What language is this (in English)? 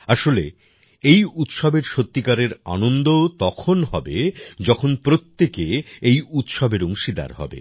Bangla